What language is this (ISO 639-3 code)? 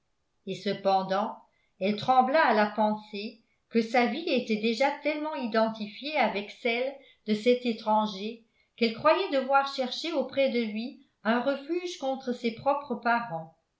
fra